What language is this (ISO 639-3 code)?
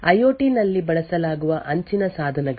kan